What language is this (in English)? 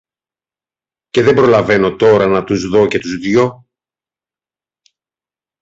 Greek